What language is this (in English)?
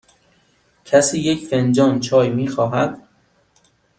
Persian